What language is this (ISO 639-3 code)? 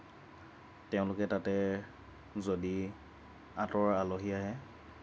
asm